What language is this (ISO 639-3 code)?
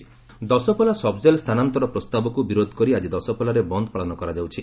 ori